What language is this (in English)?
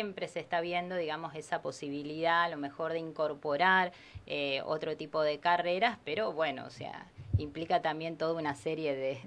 Spanish